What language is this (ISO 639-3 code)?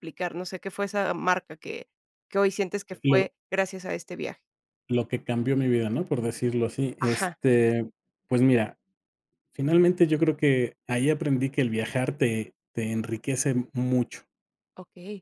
spa